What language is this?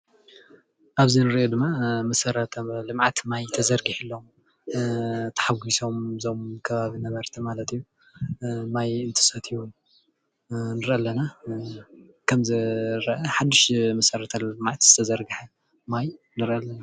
Tigrinya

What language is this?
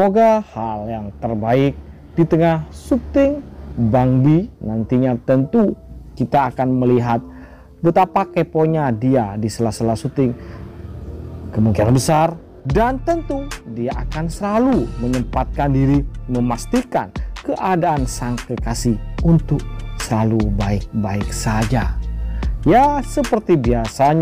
Indonesian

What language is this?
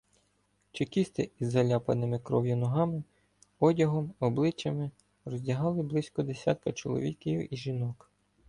Ukrainian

